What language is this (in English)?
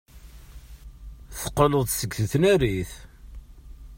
Kabyle